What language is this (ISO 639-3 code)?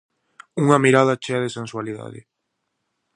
glg